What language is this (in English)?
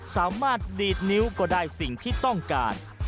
Thai